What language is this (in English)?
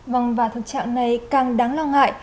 Vietnamese